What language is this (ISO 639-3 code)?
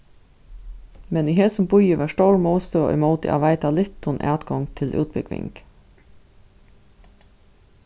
fao